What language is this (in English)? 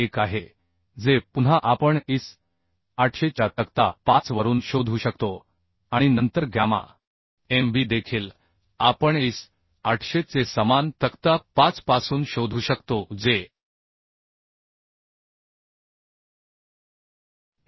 Marathi